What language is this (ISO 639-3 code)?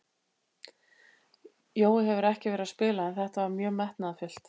isl